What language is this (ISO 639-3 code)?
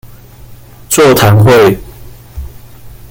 zho